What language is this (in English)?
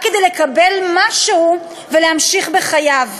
Hebrew